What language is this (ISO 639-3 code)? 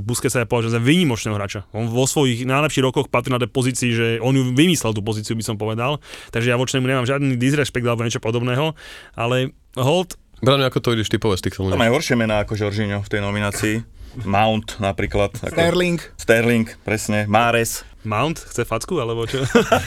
slk